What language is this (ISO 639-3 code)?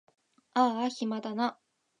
jpn